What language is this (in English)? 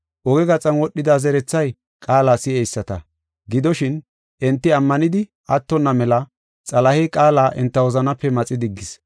Gofa